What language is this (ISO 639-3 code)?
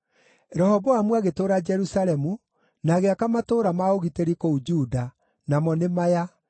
kik